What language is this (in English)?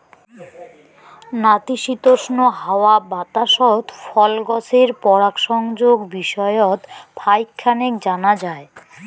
Bangla